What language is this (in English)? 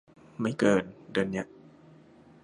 Thai